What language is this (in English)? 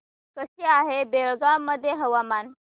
Marathi